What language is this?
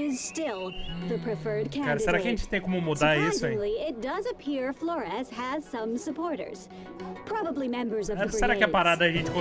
Portuguese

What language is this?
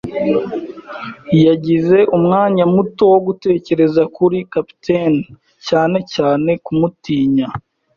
Kinyarwanda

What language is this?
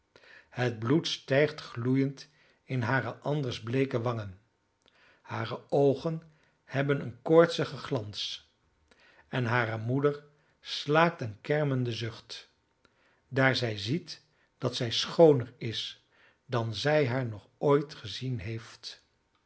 Dutch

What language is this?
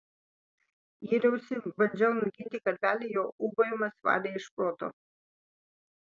Lithuanian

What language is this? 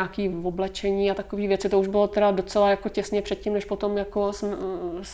Czech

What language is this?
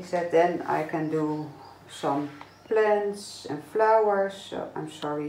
Dutch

